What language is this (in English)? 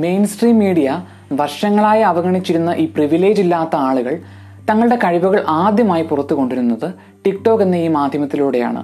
Malayalam